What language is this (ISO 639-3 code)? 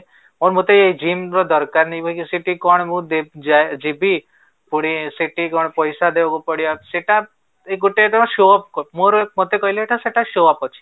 ori